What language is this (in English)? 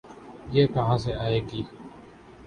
Urdu